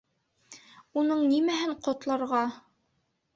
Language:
Bashkir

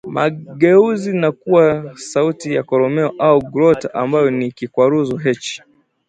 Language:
Swahili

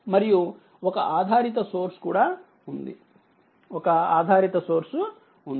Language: Telugu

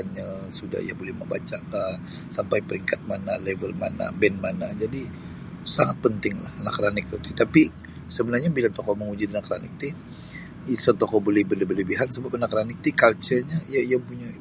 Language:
Sabah Bisaya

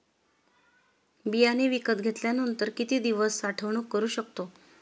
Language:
Marathi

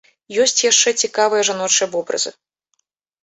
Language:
Belarusian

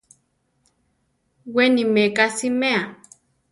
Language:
Central Tarahumara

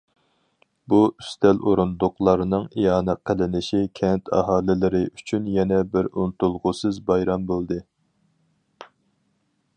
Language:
Uyghur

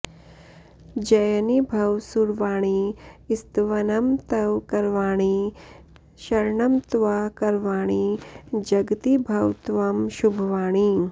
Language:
Sanskrit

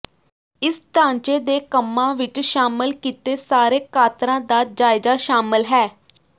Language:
Punjabi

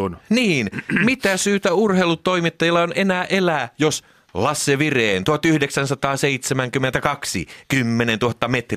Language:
Finnish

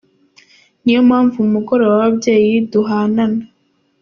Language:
Kinyarwanda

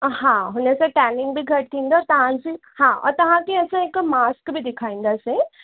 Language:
Sindhi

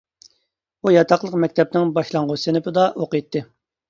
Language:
Uyghur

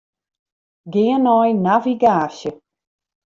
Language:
Western Frisian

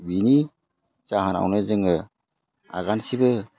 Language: Bodo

